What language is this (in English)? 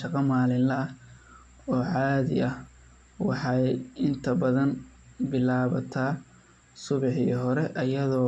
Somali